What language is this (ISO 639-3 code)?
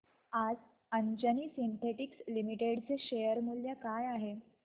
mar